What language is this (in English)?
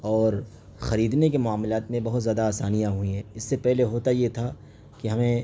Urdu